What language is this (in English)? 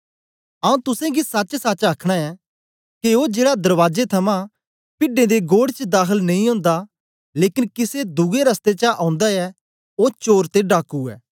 Dogri